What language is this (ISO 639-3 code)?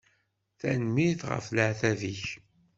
kab